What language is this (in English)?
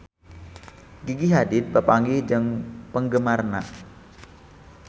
Sundanese